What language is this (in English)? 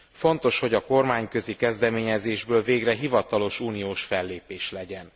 Hungarian